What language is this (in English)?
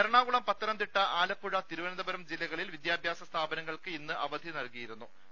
Malayalam